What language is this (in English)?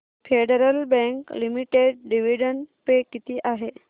Marathi